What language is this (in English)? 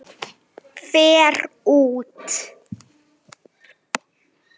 Icelandic